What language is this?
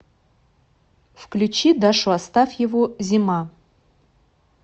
Russian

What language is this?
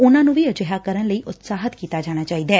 Punjabi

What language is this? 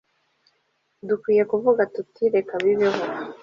Kinyarwanda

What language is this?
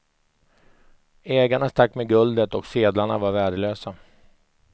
Swedish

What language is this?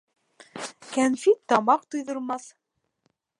Bashkir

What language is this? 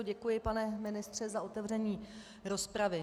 Czech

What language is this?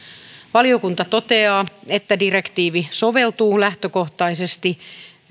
Finnish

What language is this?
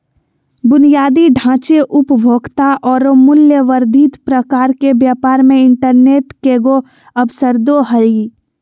Magahi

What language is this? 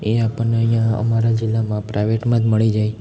Gujarati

